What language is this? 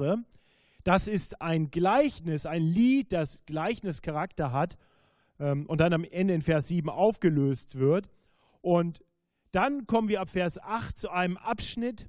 German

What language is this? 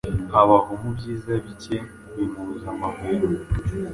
Kinyarwanda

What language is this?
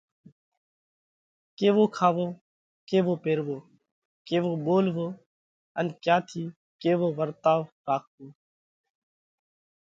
Parkari Koli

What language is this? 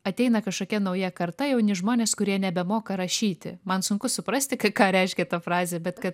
Lithuanian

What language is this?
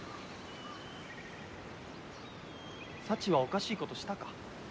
Japanese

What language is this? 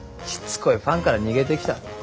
Japanese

